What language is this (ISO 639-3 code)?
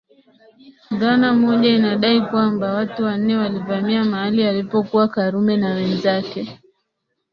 swa